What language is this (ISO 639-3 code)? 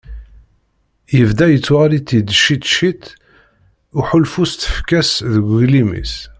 kab